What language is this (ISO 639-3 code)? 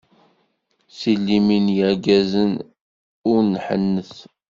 kab